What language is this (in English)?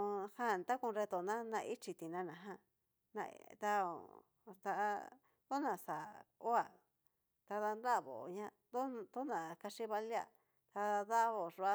Cacaloxtepec Mixtec